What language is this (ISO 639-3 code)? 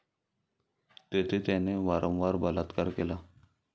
mar